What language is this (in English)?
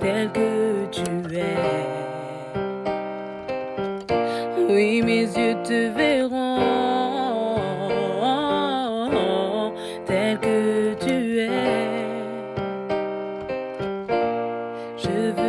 Vietnamese